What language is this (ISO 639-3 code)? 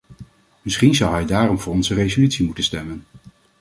nld